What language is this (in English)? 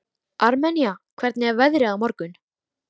Icelandic